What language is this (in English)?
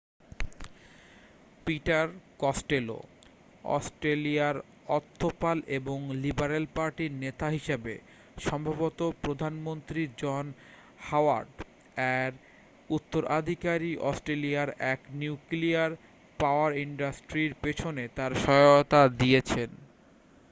Bangla